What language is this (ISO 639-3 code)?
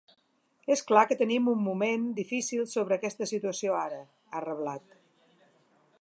cat